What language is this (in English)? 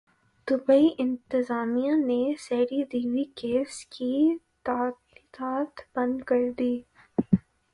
Urdu